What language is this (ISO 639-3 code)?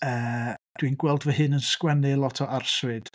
cym